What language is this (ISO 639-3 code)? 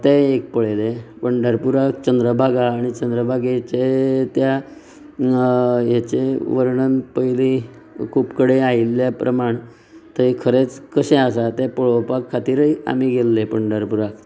kok